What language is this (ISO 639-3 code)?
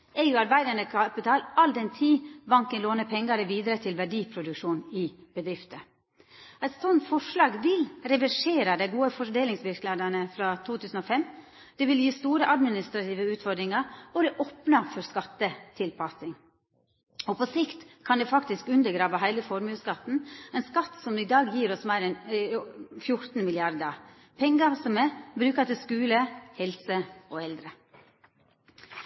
nno